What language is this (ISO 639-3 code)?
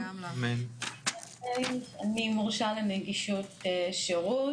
heb